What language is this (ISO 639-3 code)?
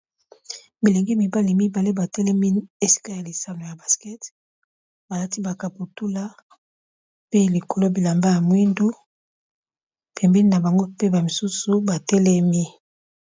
lin